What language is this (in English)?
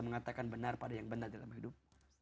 Indonesian